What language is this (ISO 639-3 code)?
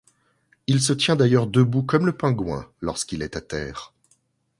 fra